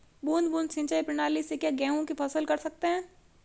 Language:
Hindi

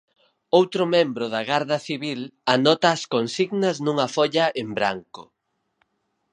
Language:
Galician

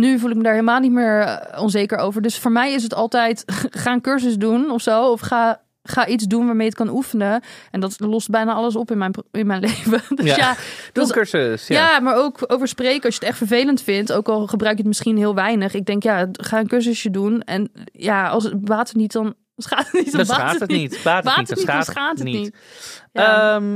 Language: Dutch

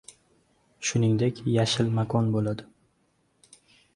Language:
Uzbek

